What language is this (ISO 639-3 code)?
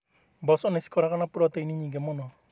kik